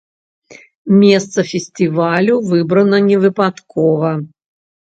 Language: Belarusian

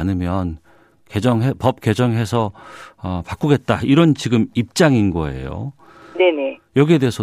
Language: Korean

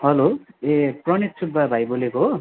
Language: Nepali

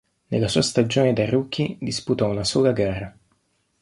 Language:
Italian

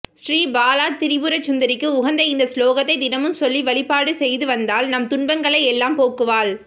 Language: Tamil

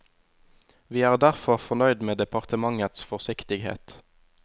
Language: Norwegian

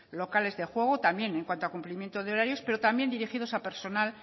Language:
Spanish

